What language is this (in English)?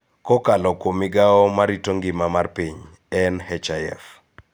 Luo (Kenya and Tanzania)